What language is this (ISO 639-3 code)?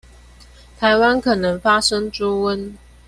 zho